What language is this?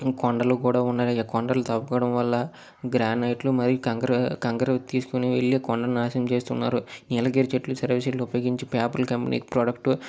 Telugu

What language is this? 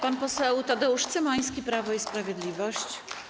Polish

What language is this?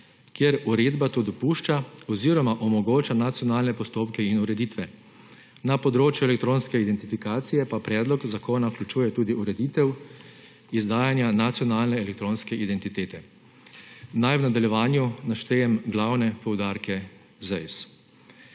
Slovenian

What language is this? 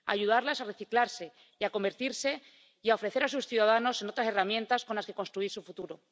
Spanish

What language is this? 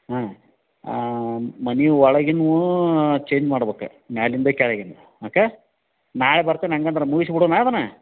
Kannada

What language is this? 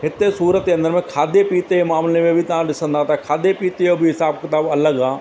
Sindhi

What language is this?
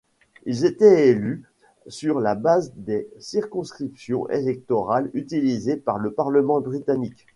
French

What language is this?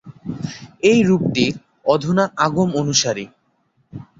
Bangla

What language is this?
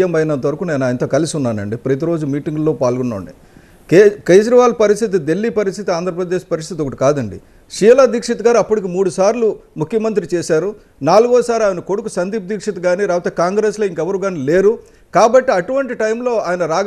Telugu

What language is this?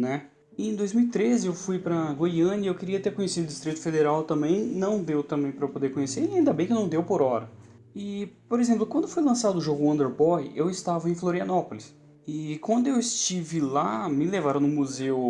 Portuguese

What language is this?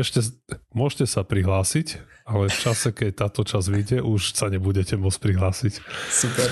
Slovak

